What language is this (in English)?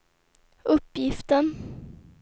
Swedish